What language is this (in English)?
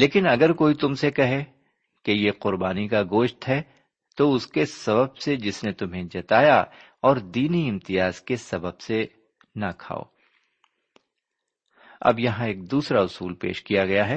Urdu